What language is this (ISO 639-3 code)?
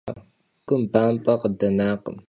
kbd